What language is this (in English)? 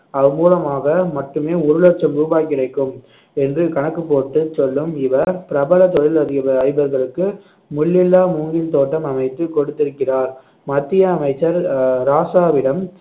Tamil